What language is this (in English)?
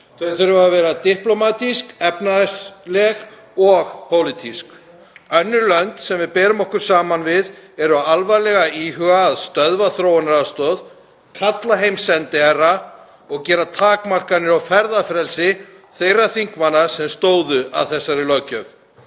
Icelandic